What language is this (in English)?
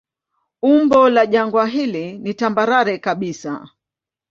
Swahili